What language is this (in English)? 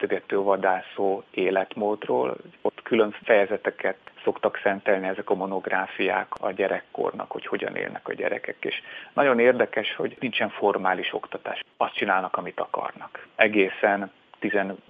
Hungarian